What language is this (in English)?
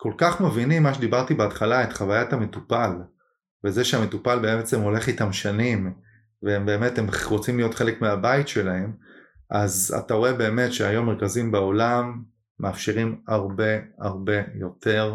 Hebrew